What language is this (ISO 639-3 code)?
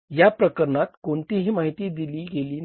mar